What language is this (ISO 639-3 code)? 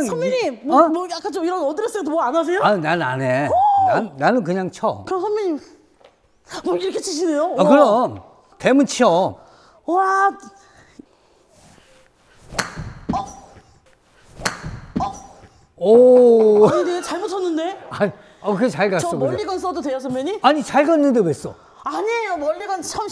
kor